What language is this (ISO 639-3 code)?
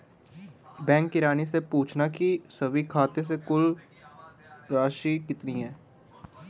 hin